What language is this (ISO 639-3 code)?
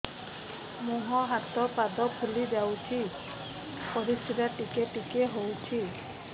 ori